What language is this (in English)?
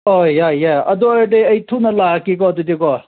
Manipuri